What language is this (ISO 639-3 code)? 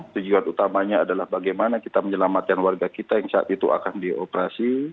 ind